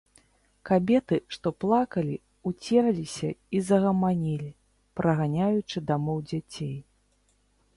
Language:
Belarusian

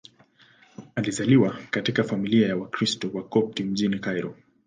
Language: Swahili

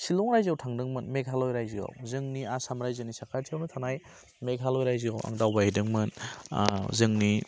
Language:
Bodo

